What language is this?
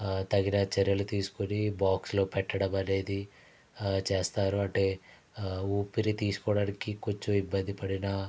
Telugu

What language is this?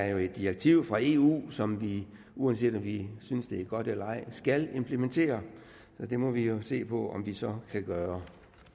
Danish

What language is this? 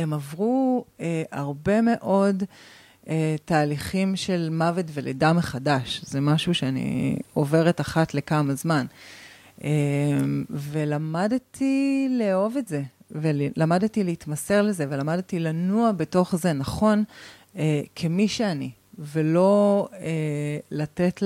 Hebrew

